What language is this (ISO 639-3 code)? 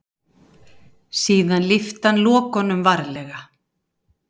isl